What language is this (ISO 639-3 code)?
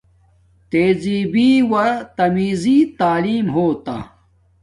dmk